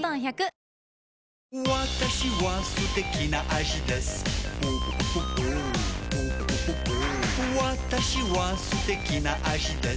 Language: Japanese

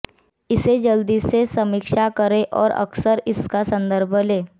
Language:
Hindi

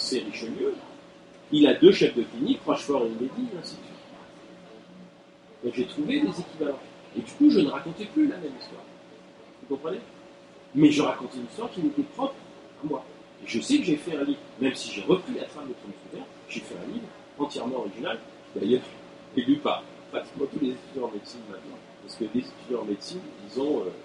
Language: French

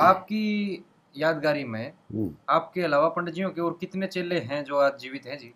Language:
Hindi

